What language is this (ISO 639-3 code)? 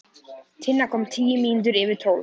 isl